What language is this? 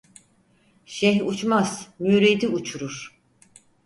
Turkish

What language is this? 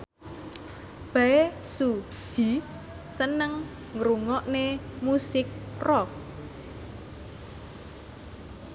Javanese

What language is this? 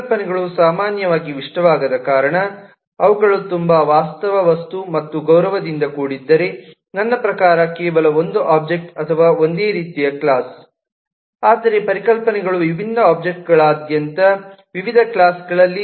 Kannada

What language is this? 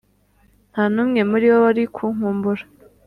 Kinyarwanda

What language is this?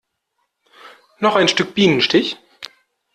German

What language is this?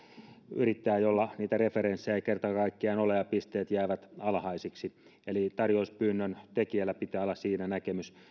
Finnish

